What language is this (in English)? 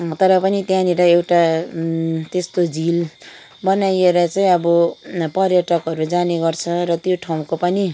Nepali